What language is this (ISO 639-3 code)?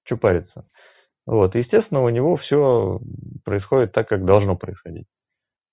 rus